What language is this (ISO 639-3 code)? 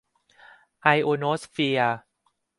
tha